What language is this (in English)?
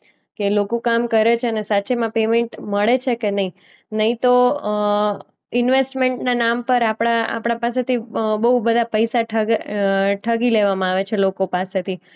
Gujarati